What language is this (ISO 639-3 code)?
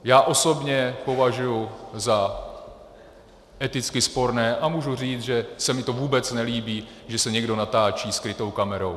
ces